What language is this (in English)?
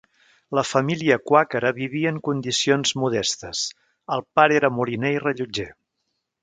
Catalan